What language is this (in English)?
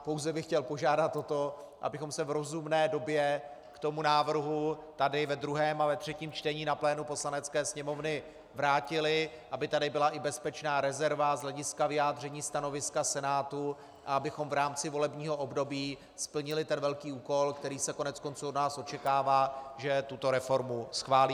Czech